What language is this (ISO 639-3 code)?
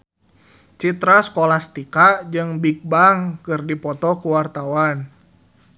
sun